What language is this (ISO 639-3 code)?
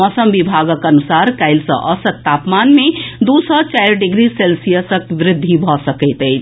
mai